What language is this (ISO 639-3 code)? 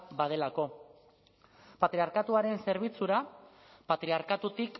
eus